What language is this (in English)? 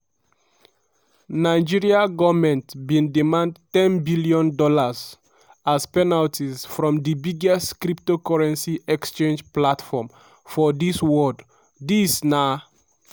Nigerian Pidgin